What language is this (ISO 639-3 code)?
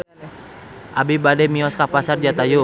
sun